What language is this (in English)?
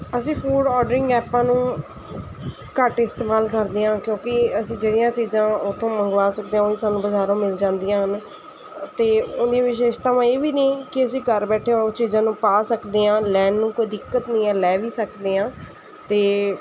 Punjabi